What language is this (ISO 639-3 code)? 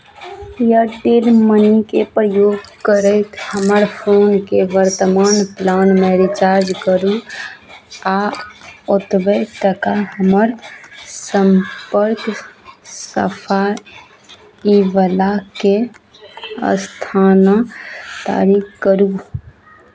mai